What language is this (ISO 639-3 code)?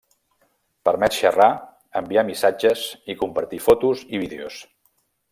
cat